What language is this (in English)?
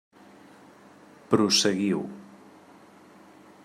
Catalan